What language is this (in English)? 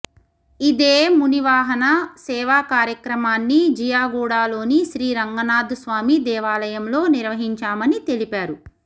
Telugu